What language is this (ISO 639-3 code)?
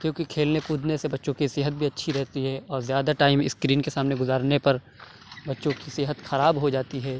urd